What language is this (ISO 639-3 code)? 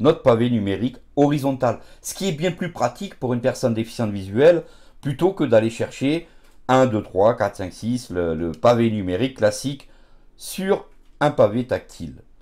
fra